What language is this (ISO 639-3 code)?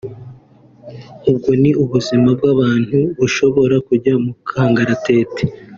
kin